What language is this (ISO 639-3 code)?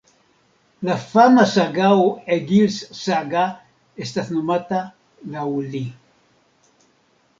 epo